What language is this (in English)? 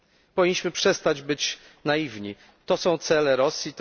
Polish